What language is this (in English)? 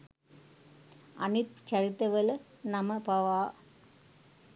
Sinhala